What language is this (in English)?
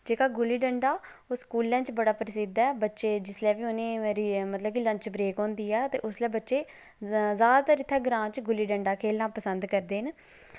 Dogri